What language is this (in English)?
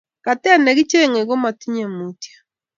Kalenjin